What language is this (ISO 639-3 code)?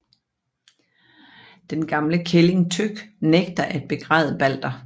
dan